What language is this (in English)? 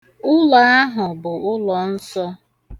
Igbo